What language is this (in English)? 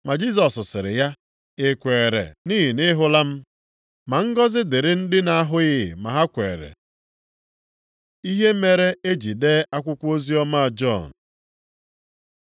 Igbo